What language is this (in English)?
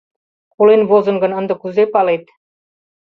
Mari